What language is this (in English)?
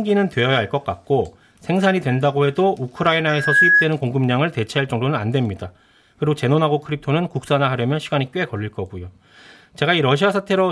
Korean